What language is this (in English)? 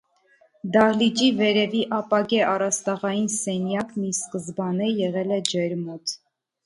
Armenian